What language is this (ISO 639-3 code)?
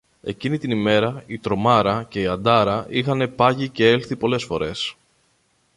ell